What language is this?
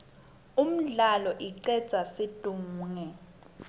Swati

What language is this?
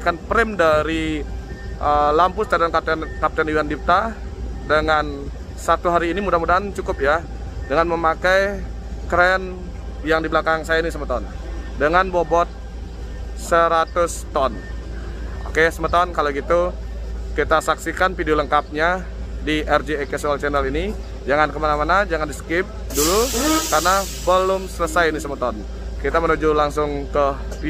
Indonesian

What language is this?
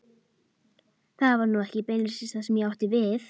Icelandic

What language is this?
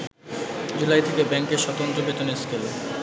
Bangla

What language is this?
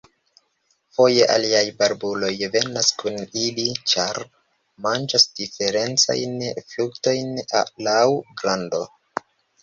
Esperanto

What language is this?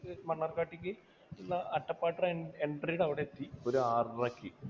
Malayalam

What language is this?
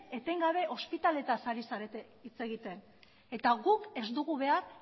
Basque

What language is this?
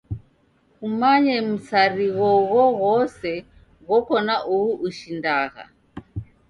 Taita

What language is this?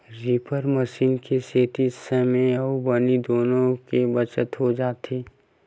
Chhattisgarhi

